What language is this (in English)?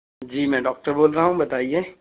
Urdu